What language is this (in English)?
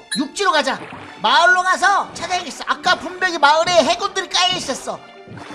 Korean